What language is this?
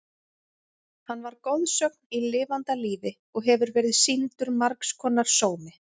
Icelandic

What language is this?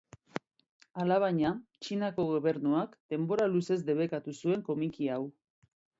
Basque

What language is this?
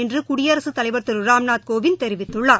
Tamil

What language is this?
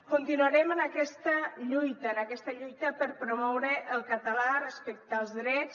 Catalan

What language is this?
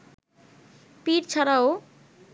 Bangla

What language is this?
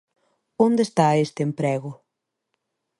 Galician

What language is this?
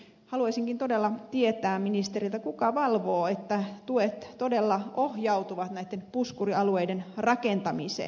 Finnish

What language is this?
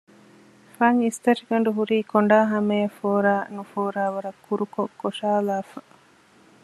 Divehi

